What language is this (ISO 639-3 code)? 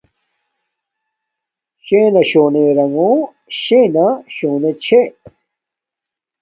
dmk